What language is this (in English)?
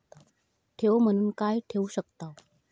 Marathi